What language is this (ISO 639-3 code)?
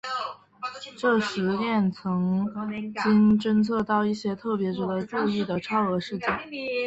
zho